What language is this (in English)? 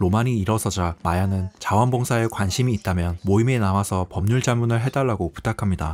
Korean